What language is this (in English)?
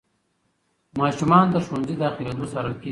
Pashto